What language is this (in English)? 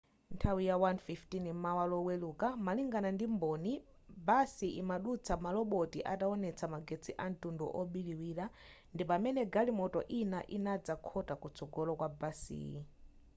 Nyanja